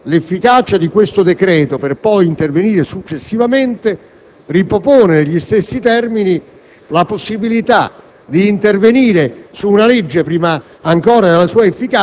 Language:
Italian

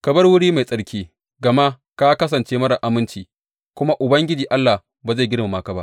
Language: Hausa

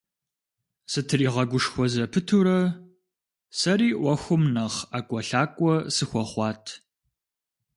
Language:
Kabardian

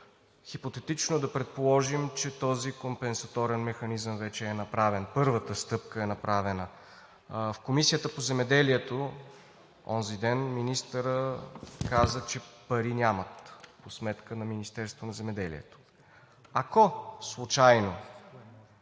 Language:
Bulgarian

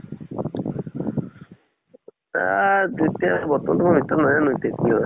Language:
Assamese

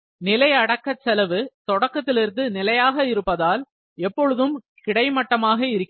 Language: Tamil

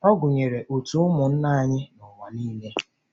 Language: Igbo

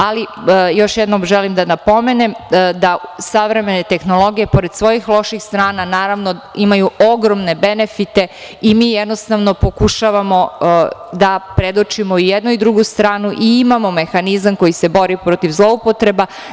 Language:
Serbian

